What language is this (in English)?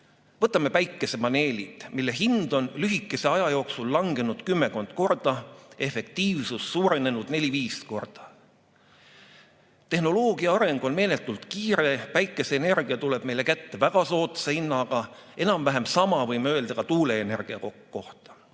Estonian